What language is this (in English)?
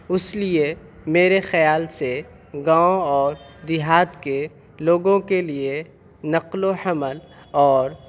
Urdu